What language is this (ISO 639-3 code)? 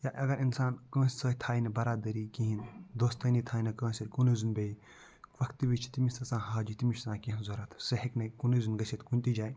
kas